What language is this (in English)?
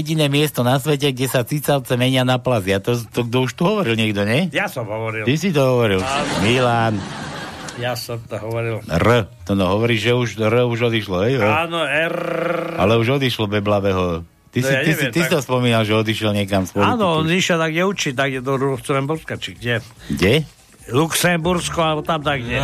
Slovak